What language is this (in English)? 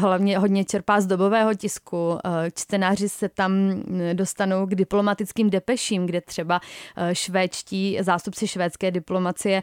Czech